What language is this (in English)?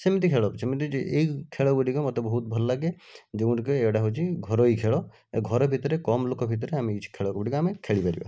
Odia